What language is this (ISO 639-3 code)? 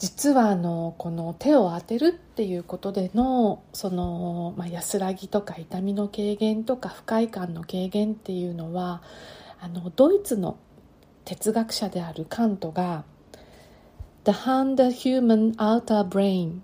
jpn